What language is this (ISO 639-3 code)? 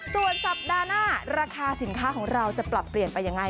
tha